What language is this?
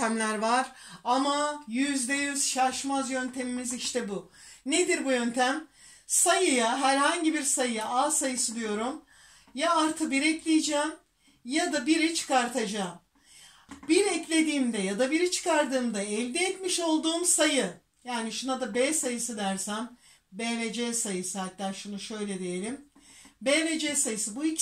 Turkish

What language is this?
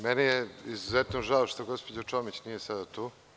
Serbian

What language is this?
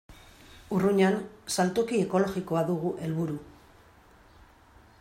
Basque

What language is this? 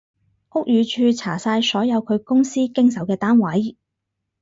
Cantonese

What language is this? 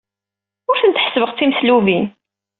Kabyle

